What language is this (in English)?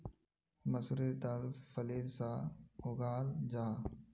Magahi